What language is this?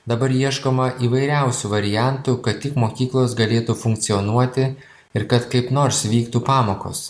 Lithuanian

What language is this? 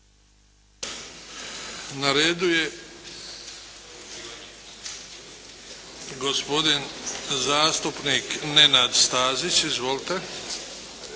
Croatian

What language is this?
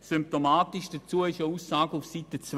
Swiss German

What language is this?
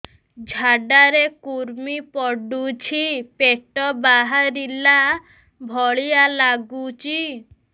Odia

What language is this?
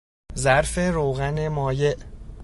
Persian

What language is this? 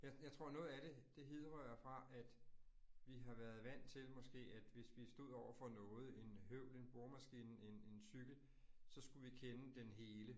Danish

